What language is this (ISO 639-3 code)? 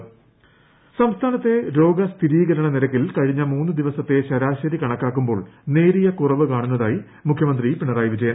mal